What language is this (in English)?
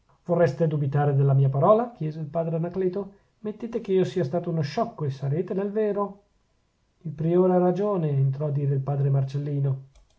Italian